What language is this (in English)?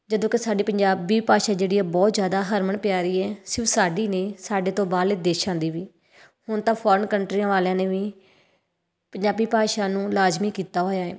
Punjabi